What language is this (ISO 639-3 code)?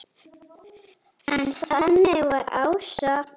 isl